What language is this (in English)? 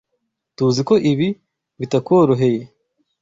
Kinyarwanda